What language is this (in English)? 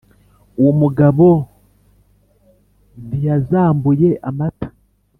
Kinyarwanda